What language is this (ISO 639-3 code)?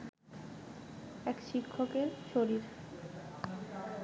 ben